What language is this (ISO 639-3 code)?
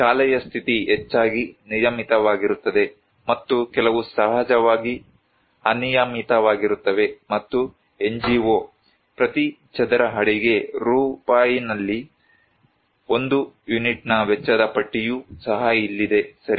kan